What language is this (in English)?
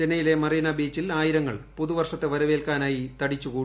Malayalam